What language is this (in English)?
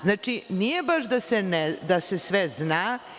Serbian